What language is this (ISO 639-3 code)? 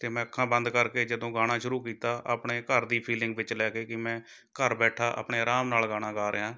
pan